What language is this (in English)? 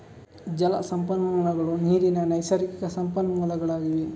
Kannada